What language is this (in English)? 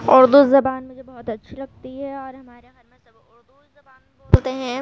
Urdu